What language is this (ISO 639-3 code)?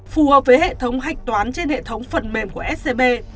vie